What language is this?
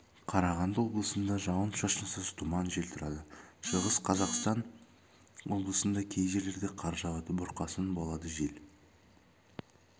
Kazakh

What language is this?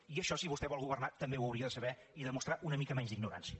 Catalan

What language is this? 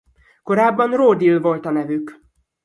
Hungarian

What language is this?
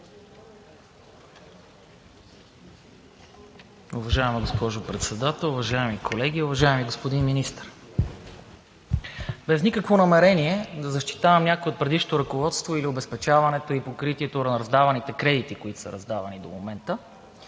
Bulgarian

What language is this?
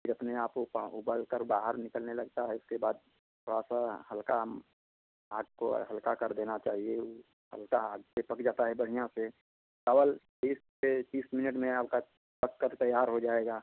Hindi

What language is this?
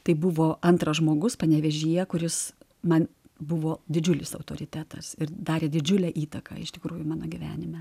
Lithuanian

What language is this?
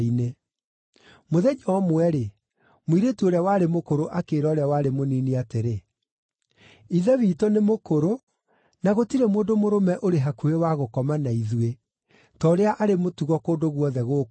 Kikuyu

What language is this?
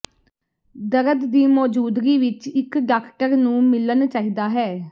Punjabi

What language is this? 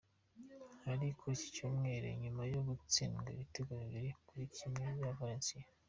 Kinyarwanda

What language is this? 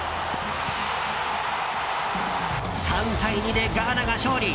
Japanese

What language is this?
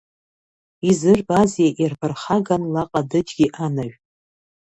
Abkhazian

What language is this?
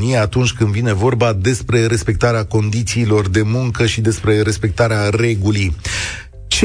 Romanian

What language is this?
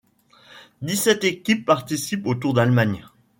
French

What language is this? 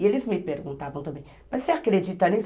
Portuguese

